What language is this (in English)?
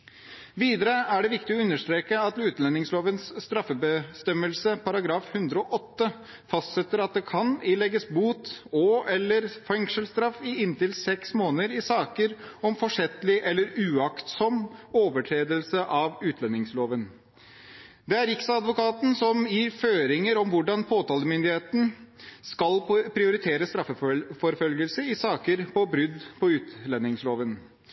Norwegian Bokmål